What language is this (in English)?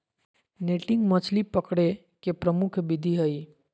Magahi